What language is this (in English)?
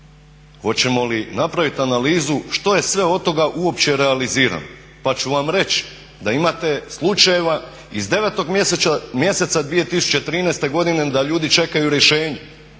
Croatian